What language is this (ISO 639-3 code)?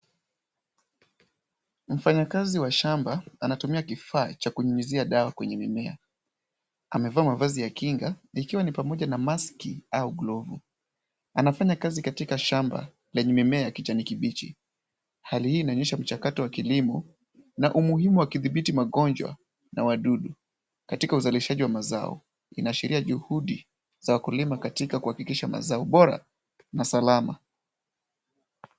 swa